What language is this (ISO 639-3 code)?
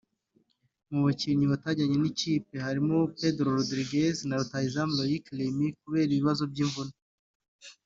kin